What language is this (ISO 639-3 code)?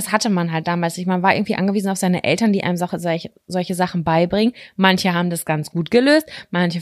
deu